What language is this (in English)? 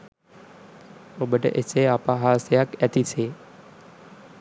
Sinhala